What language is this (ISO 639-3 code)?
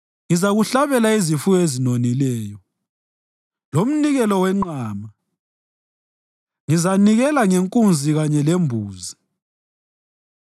nde